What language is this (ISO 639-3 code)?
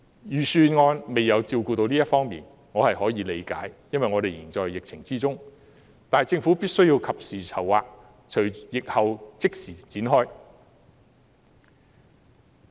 yue